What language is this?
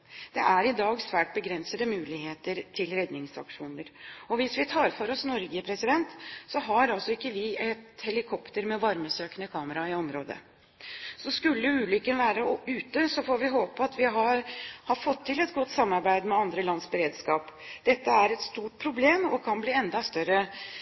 Norwegian Bokmål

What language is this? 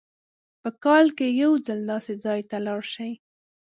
Pashto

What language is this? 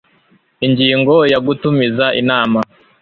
Kinyarwanda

